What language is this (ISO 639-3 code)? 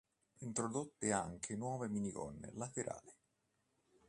ita